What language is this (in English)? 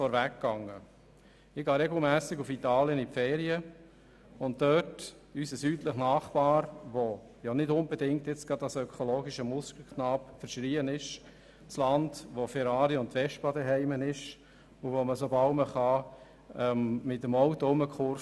Swiss German